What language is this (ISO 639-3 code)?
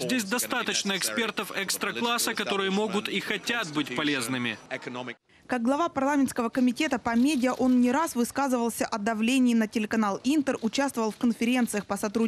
rus